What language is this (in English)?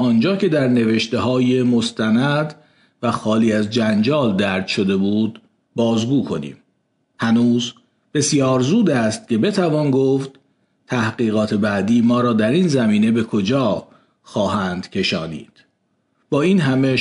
Persian